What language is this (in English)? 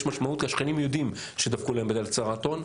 Hebrew